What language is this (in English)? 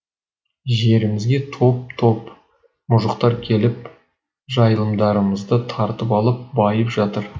Kazakh